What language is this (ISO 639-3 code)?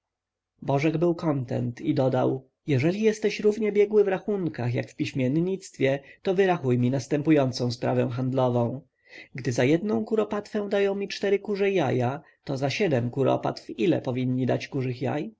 pol